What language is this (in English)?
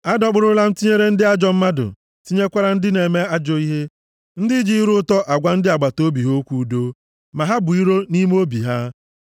Igbo